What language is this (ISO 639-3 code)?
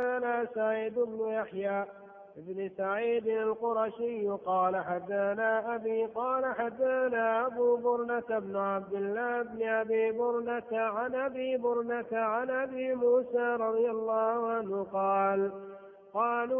ara